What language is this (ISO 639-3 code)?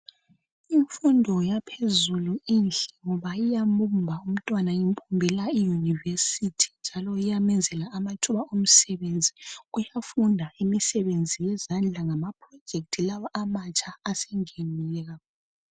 nde